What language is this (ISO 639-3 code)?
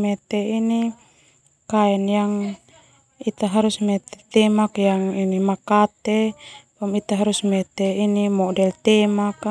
twu